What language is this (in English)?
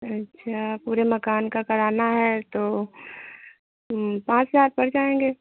Hindi